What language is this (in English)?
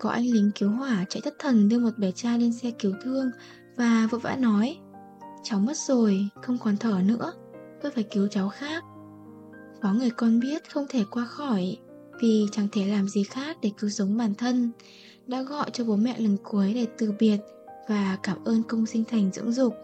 Vietnamese